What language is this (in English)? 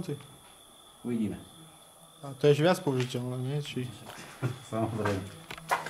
Slovak